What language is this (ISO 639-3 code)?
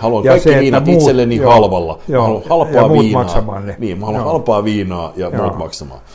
fin